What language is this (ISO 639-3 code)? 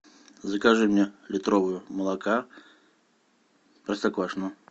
rus